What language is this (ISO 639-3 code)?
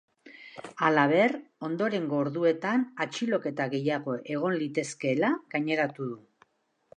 eus